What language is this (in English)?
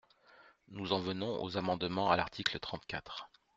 French